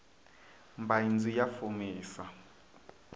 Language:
Tsonga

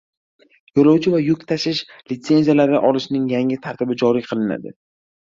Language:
Uzbek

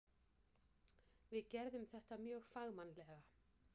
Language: Icelandic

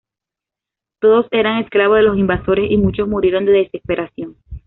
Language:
Spanish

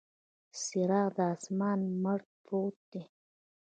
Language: Pashto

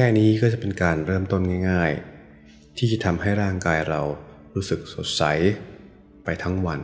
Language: Thai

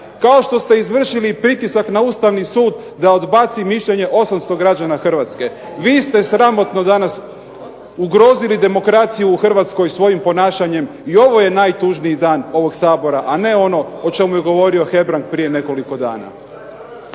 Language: Croatian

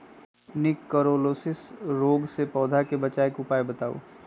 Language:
Magahi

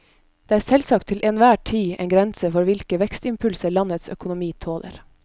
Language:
Norwegian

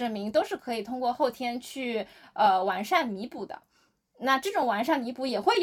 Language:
Chinese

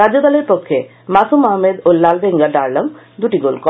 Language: Bangla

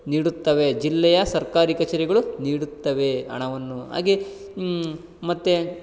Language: Kannada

